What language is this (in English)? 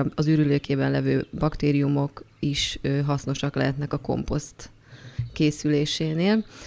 Hungarian